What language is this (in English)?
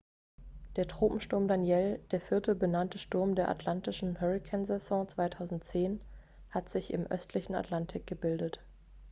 German